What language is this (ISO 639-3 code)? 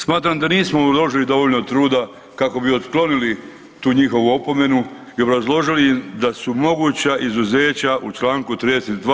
hrv